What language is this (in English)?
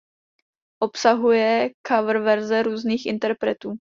Czech